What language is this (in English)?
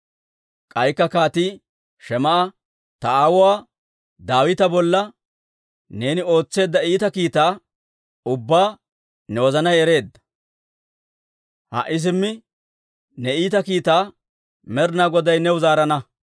Dawro